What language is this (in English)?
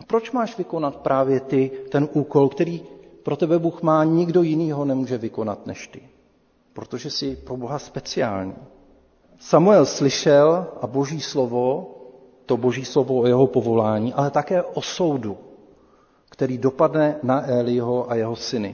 Czech